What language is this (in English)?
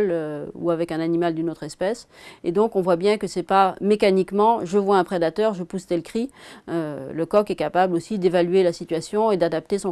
French